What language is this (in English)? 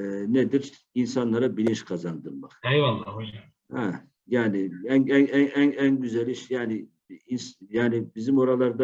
Turkish